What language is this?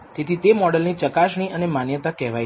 Gujarati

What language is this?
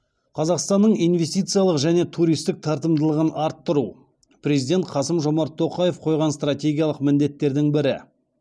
Kazakh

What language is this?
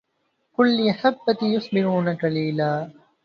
Arabic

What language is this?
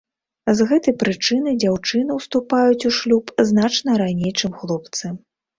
Belarusian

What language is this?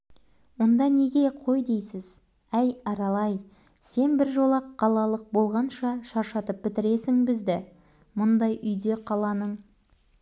Kazakh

